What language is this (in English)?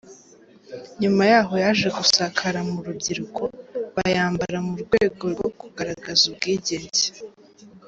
Kinyarwanda